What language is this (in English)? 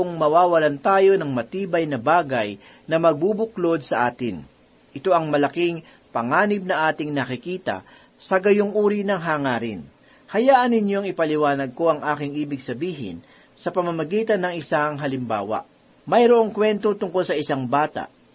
Filipino